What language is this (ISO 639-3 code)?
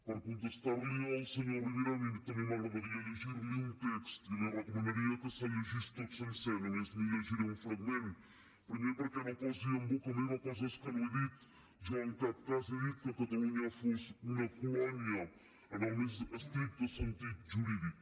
cat